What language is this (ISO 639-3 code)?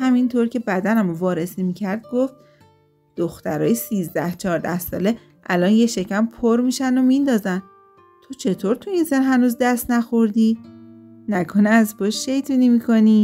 fas